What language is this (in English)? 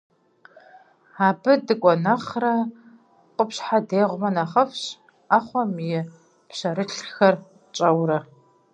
Kabardian